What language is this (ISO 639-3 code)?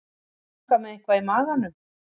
isl